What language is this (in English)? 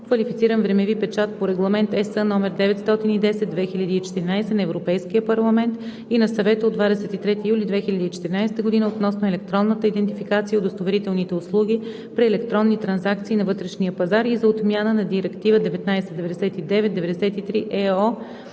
Bulgarian